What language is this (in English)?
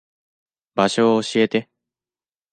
Japanese